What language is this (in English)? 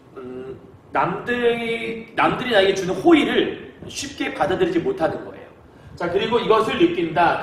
Korean